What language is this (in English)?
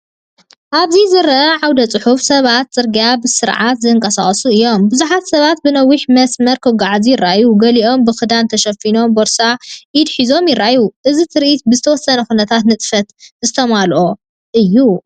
Tigrinya